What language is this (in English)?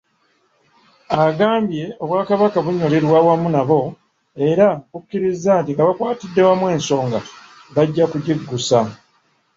Ganda